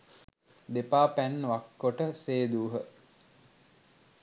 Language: Sinhala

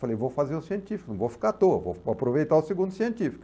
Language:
Portuguese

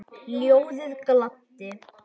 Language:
Icelandic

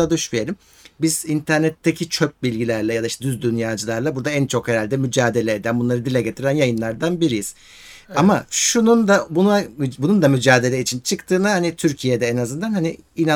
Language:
Turkish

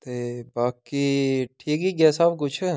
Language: Dogri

